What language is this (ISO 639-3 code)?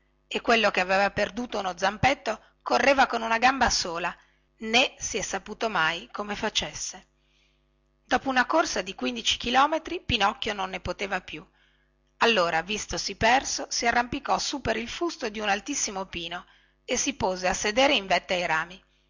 ita